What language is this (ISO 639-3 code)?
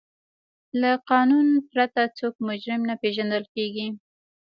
pus